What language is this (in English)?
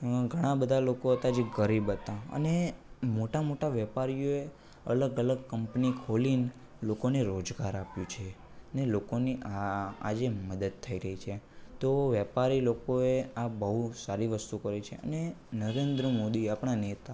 Gujarati